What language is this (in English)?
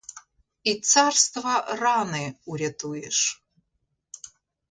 Ukrainian